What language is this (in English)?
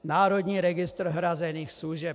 Czech